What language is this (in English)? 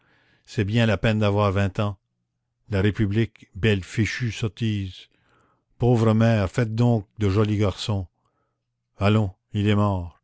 French